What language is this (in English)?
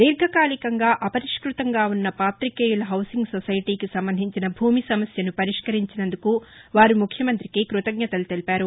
Telugu